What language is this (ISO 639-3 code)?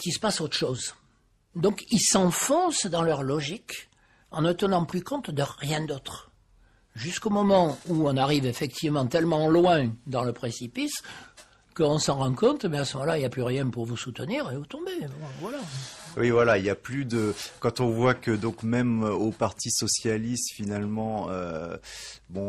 fra